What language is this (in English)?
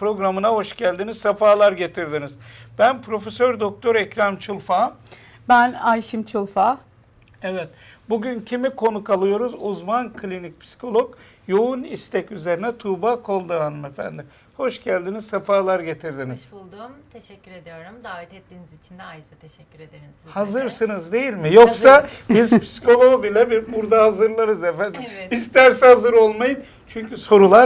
Turkish